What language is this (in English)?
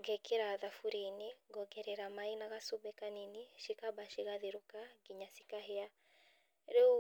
Kikuyu